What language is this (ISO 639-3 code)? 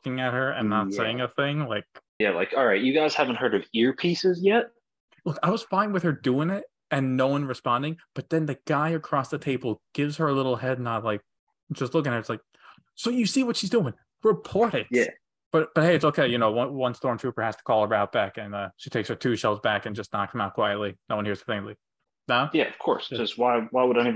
eng